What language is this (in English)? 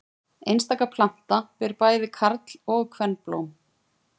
Icelandic